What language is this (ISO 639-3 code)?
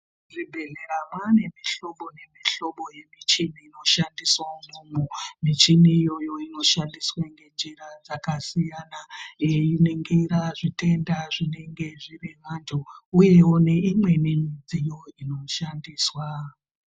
ndc